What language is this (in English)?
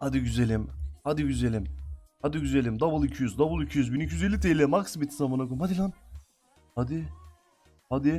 Turkish